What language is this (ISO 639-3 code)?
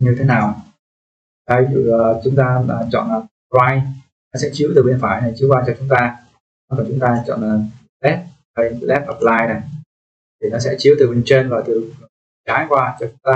vie